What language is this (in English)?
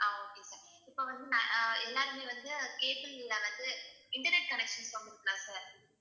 Tamil